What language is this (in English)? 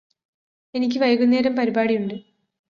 Malayalam